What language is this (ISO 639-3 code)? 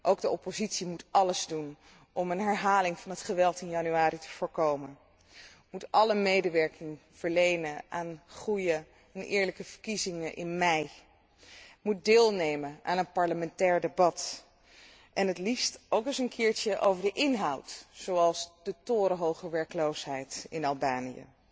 nld